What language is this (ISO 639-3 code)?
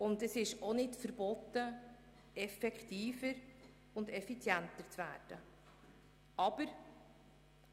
gsw